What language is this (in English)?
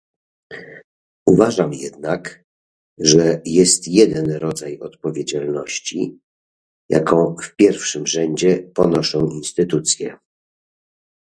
Polish